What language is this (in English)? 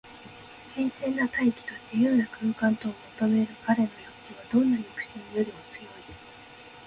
Japanese